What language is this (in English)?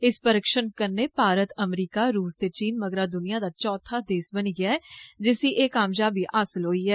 Dogri